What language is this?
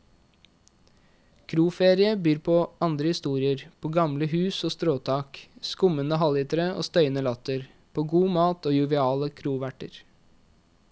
Norwegian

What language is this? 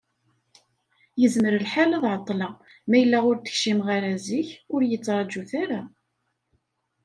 Kabyle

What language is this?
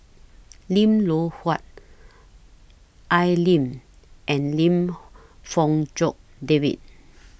English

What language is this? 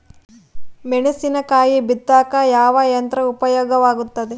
Kannada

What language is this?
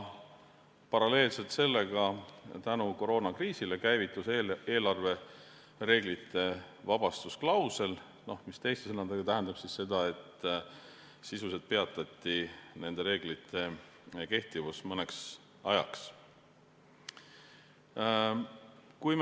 Estonian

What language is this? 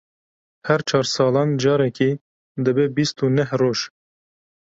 Kurdish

